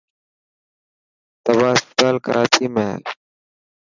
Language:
Dhatki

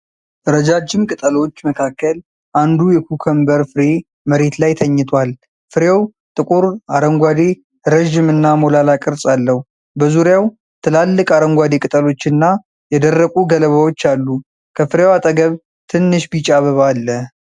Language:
Amharic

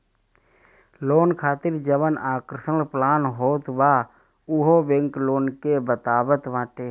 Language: Bhojpuri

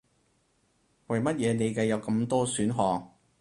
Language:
Cantonese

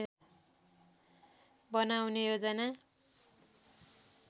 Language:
Nepali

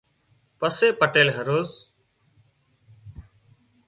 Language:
Wadiyara Koli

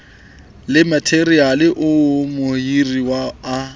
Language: Southern Sotho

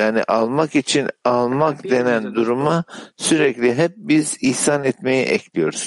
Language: Turkish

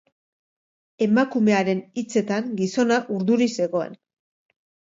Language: Basque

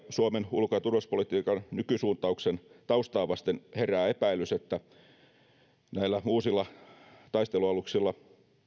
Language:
Finnish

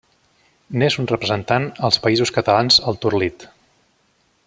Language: Catalan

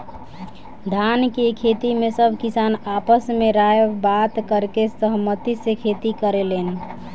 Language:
Bhojpuri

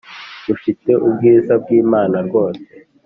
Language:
Kinyarwanda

